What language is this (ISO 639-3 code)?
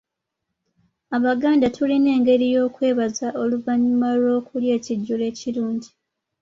lug